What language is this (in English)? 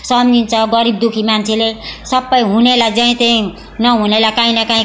Nepali